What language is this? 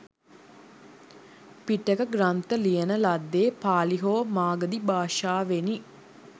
Sinhala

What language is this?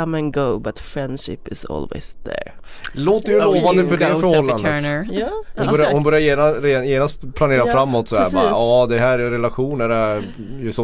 Swedish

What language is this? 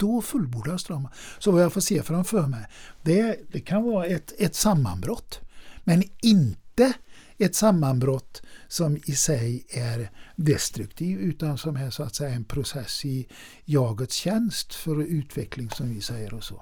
Swedish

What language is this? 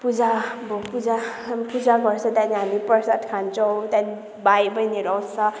Nepali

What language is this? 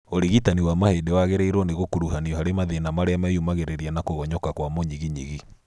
Kikuyu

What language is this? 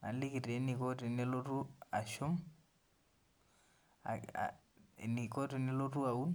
Masai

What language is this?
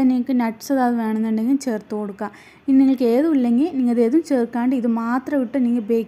Malayalam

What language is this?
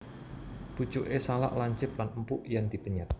Javanese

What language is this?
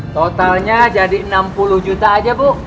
Indonesian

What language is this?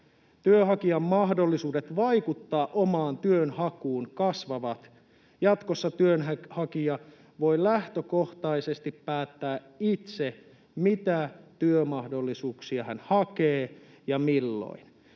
Finnish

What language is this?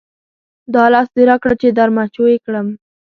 Pashto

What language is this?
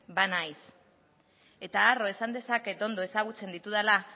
Basque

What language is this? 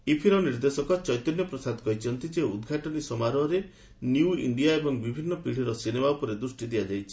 Odia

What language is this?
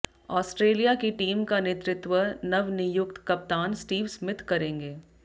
Hindi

